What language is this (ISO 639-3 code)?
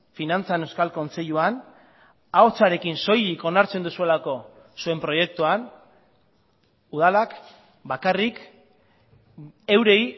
eus